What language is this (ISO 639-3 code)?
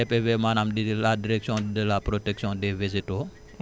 wol